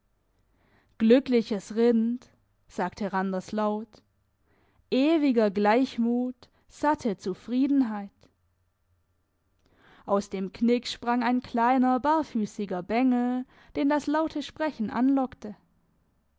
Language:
German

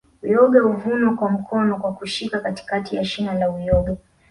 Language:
Swahili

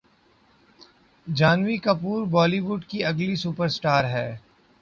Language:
Urdu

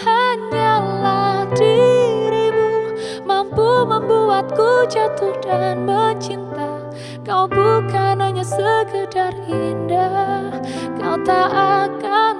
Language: Indonesian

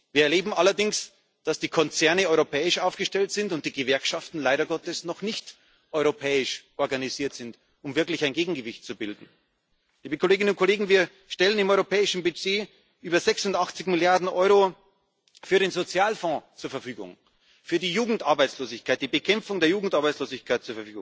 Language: German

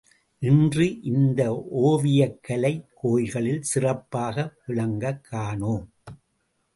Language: Tamil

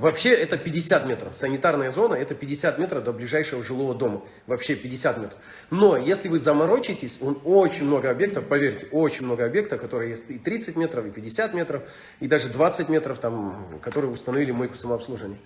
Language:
Russian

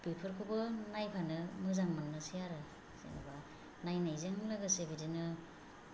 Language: Bodo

